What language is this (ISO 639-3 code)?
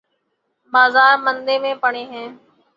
urd